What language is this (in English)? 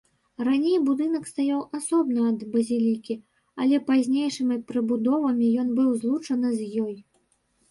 Belarusian